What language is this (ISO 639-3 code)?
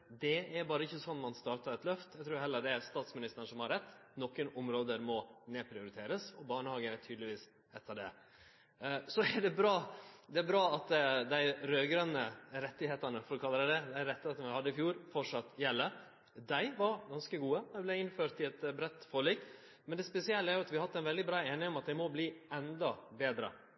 nno